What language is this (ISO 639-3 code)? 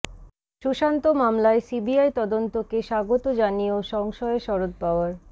ben